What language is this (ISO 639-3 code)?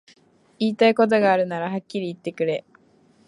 jpn